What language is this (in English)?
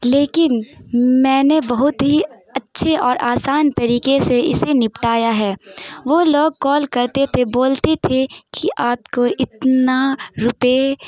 Urdu